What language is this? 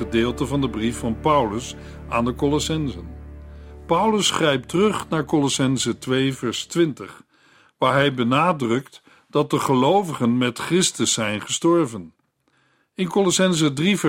Dutch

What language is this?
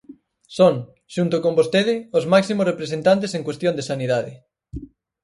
Galician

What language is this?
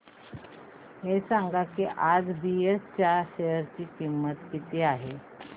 Marathi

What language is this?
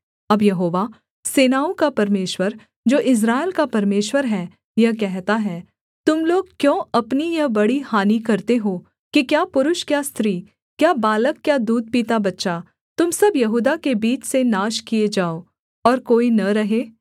Hindi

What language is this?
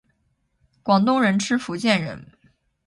Chinese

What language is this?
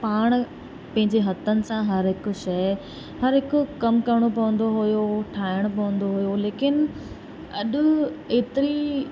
Sindhi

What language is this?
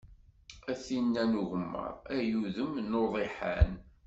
Kabyle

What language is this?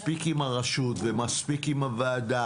Hebrew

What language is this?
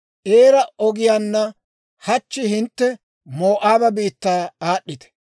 Dawro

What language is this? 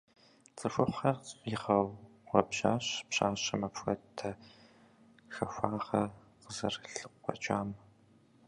Kabardian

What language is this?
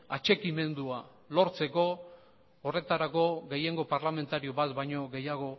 Basque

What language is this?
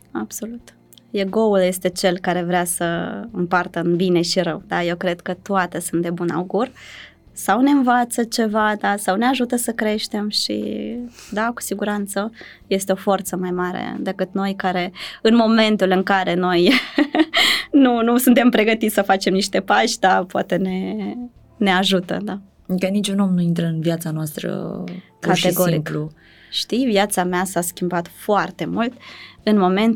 Romanian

